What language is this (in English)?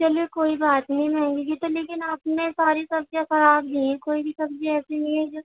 Urdu